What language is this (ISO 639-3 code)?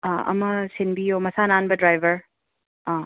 mni